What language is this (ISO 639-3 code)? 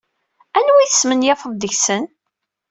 kab